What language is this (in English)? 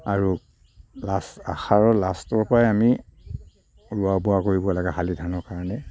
Assamese